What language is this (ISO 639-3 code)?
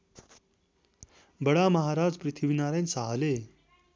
nep